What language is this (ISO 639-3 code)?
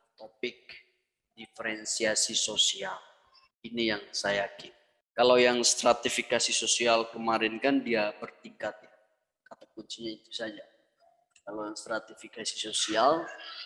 ind